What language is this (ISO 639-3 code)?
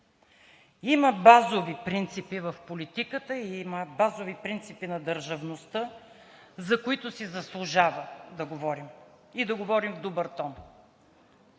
bul